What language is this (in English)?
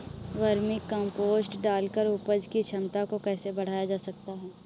Hindi